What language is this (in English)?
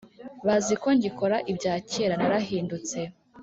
Kinyarwanda